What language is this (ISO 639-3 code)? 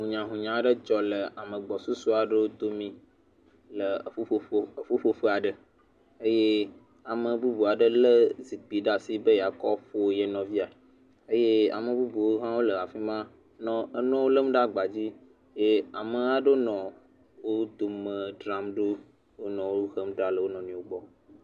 ewe